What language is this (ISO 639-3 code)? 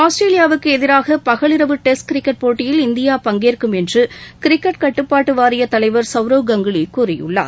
tam